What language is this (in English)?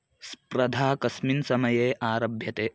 Sanskrit